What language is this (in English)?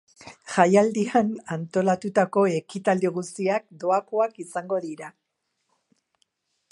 Basque